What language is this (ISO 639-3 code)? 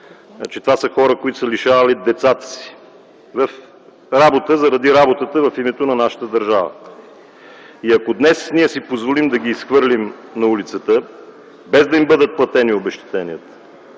bul